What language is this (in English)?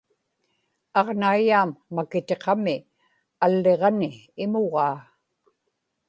Inupiaq